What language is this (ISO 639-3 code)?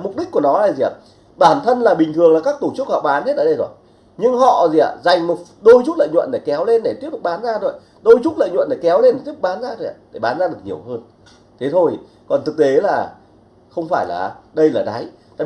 vie